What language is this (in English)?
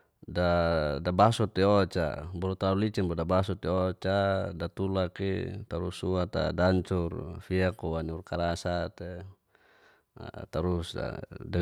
Geser-Gorom